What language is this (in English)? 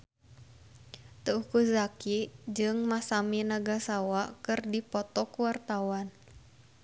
Sundanese